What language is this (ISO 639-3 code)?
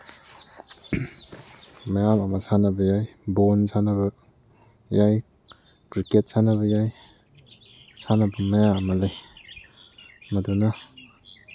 mni